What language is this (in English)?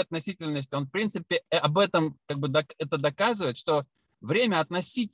Russian